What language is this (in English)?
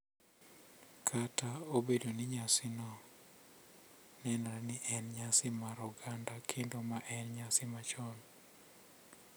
Luo (Kenya and Tanzania)